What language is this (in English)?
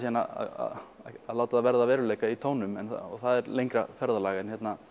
Icelandic